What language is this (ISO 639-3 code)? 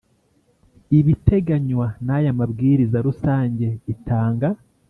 kin